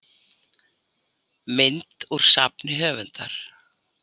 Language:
Icelandic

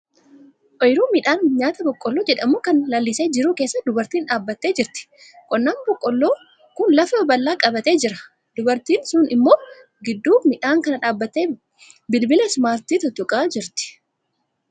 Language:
Oromo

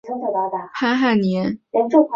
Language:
Chinese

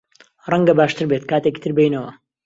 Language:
Central Kurdish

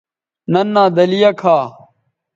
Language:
Bateri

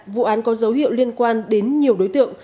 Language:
Vietnamese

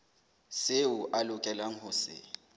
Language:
Southern Sotho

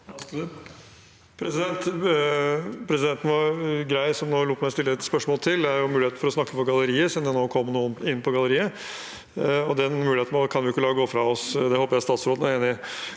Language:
Norwegian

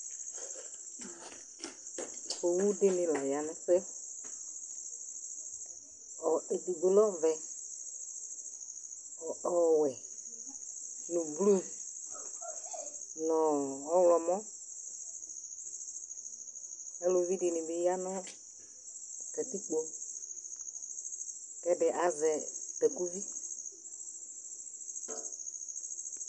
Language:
Ikposo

